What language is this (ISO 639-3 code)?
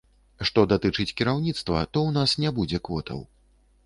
bel